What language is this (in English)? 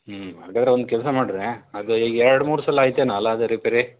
Kannada